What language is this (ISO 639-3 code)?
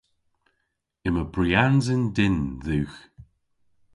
cor